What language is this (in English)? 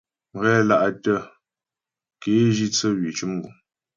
Ghomala